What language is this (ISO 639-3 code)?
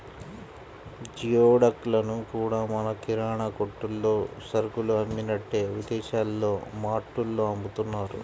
tel